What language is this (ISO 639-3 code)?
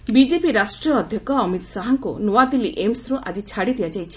ori